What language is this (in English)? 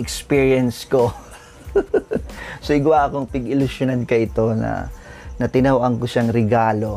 Filipino